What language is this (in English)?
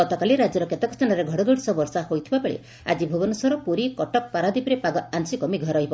Odia